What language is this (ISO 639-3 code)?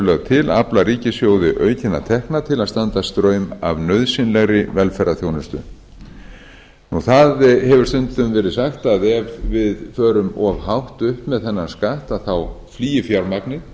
isl